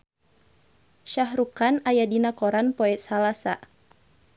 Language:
Sundanese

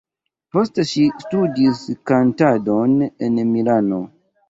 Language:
Esperanto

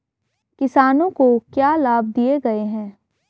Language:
Hindi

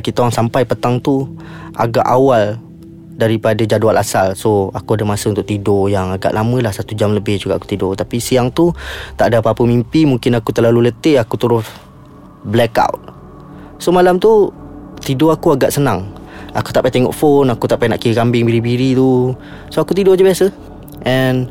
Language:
Malay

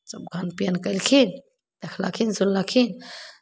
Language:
Maithili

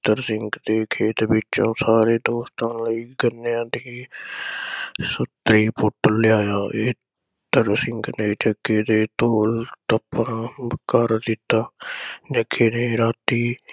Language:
Punjabi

